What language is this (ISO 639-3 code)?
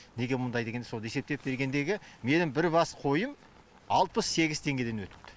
kaz